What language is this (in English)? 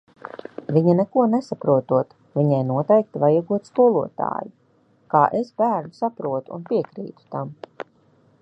Latvian